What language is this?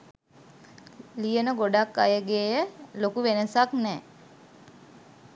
Sinhala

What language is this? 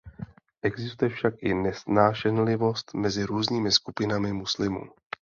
Czech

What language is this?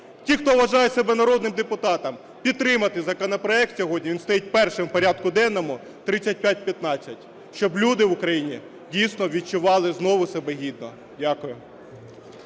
Ukrainian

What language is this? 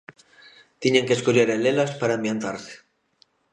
Galician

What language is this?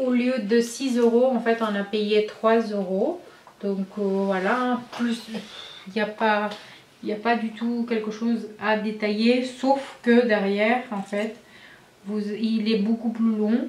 French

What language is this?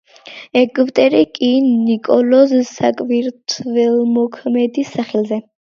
Georgian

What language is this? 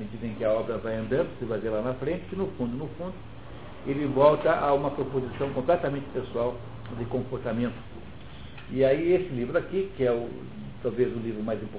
Portuguese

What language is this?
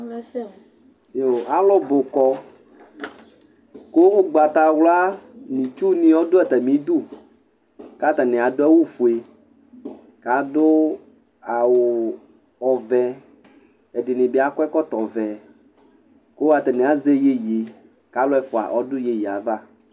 Ikposo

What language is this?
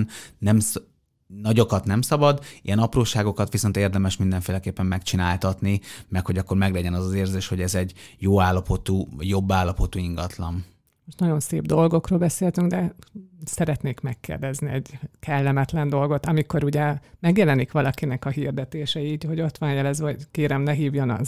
Hungarian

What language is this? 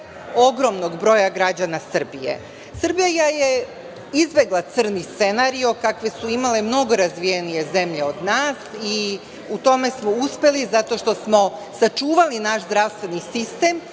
Serbian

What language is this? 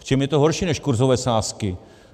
Czech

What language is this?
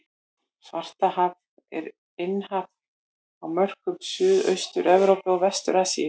Icelandic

